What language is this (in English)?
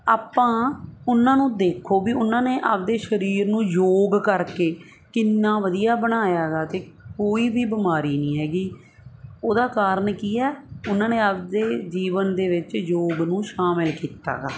Punjabi